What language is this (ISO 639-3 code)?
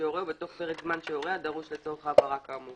heb